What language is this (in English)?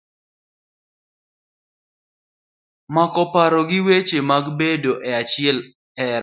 Luo (Kenya and Tanzania)